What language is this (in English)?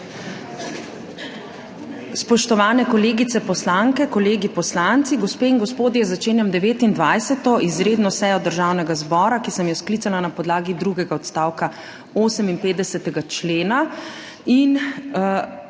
Slovenian